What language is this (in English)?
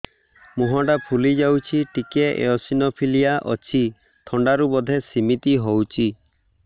Odia